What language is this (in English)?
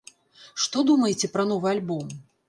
Belarusian